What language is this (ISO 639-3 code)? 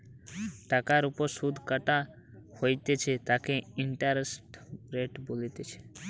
ben